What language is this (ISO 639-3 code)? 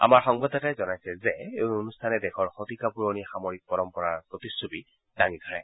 asm